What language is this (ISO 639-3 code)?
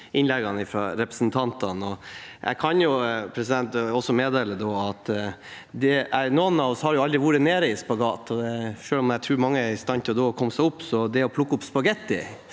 nor